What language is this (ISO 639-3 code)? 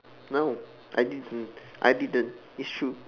eng